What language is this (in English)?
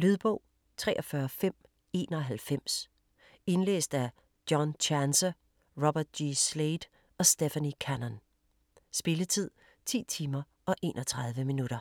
Danish